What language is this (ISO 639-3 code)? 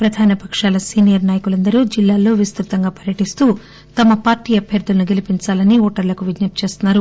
tel